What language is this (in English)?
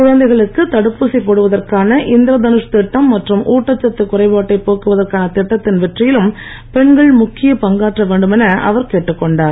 Tamil